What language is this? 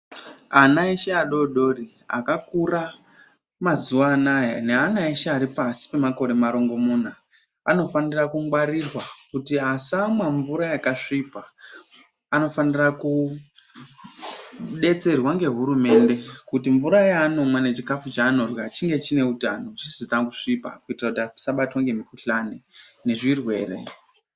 Ndau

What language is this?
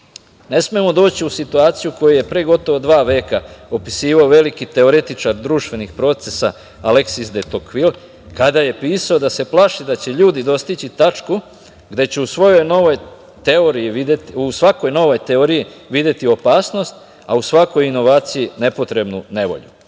Serbian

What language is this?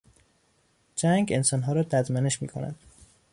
Persian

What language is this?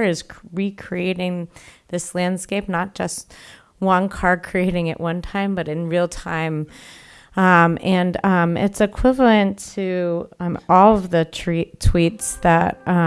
English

